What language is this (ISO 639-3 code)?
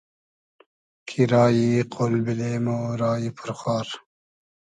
haz